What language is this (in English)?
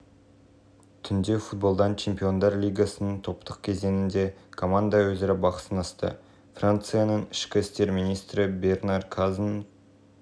Kazakh